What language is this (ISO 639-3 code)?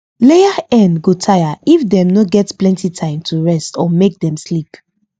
pcm